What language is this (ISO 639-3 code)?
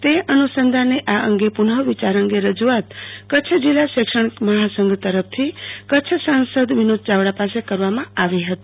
guj